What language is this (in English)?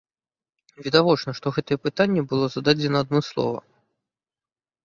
Belarusian